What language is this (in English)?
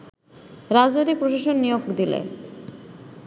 Bangla